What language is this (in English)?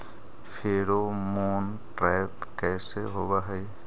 Magahi